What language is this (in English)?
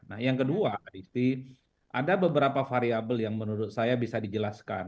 Indonesian